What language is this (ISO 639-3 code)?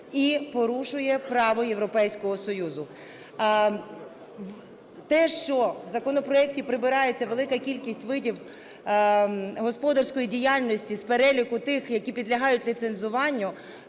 ukr